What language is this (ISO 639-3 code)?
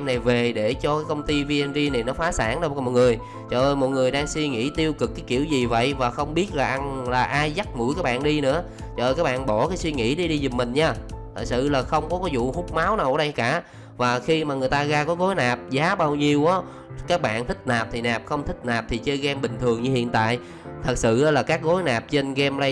vie